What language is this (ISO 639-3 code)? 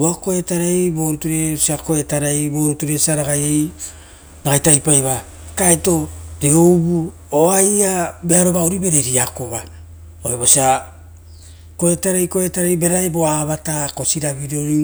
roo